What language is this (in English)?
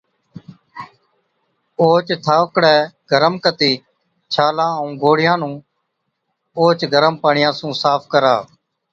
Od